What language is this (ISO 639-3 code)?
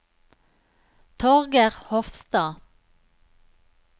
nor